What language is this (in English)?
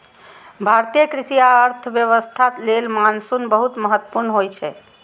Maithili